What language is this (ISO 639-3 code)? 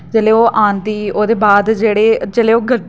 doi